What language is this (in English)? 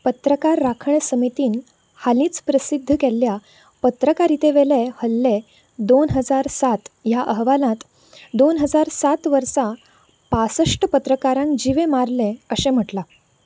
Konkani